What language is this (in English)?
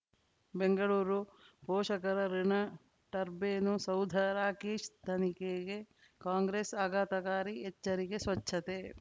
Kannada